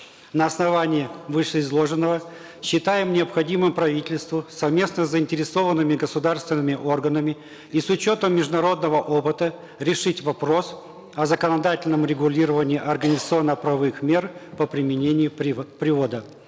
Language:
Kazakh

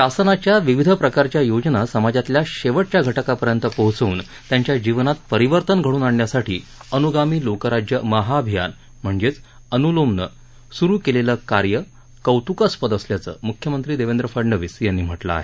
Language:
Marathi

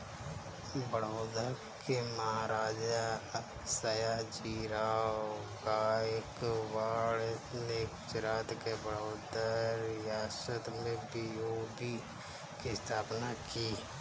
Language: Hindi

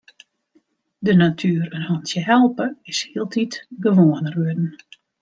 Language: Western Frisian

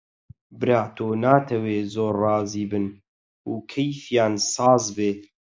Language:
Central Kurdish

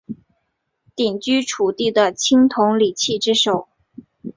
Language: Chinese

